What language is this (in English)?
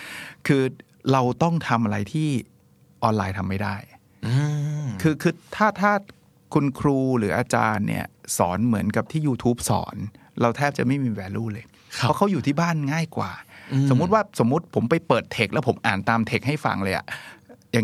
Thai